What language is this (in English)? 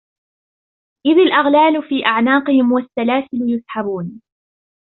Arabic